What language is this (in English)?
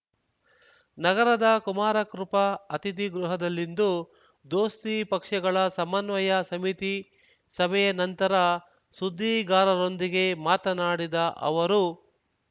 Kannada